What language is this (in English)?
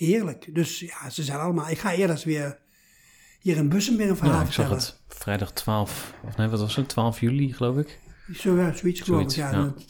Dutch